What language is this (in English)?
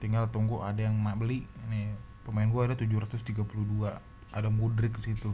Indonesian